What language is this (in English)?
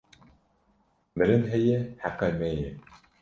Kurdish